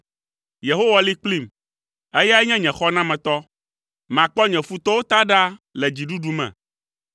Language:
Ewe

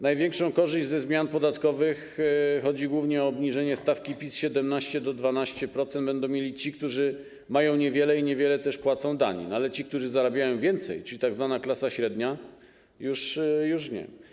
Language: Polish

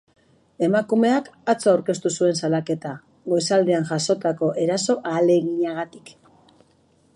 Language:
Basque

